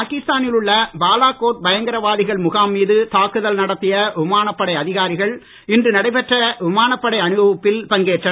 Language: Tamil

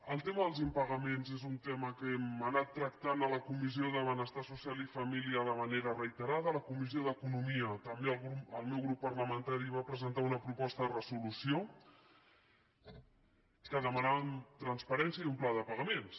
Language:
Catalan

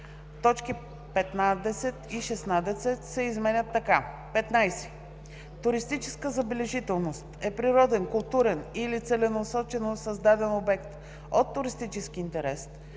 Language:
Bulgarian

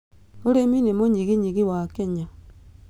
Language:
Kikuyu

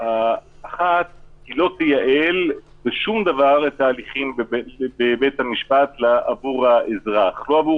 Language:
Hebrew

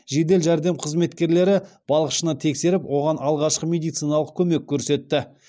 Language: Kazakh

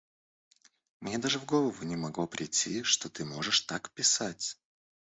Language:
Russian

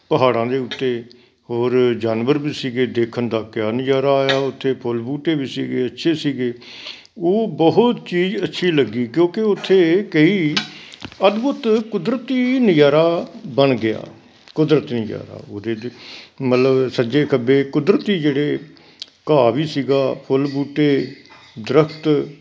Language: Punjabi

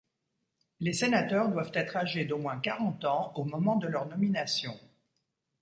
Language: French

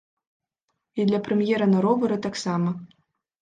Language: Belarusian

